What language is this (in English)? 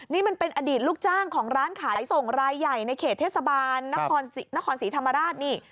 Thai